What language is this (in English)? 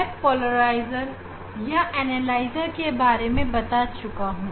Hindi